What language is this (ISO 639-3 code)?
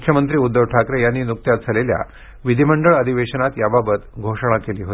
mar